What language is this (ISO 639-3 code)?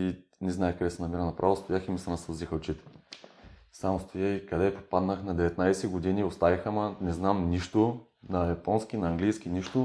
bul